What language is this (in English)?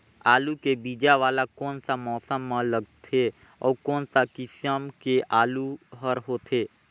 Chhattisgarhi